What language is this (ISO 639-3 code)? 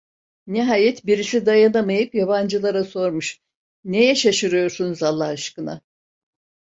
tur